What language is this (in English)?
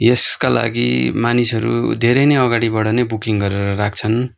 Nepali